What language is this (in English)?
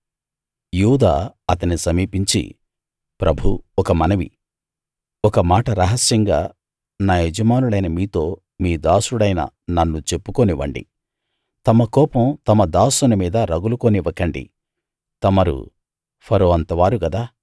Telugu